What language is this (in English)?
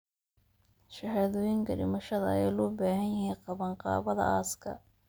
Somali